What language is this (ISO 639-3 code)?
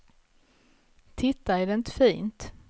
swe